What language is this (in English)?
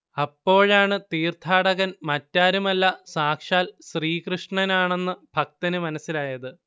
Malayalam